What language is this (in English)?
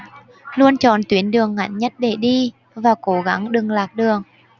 Vietnamese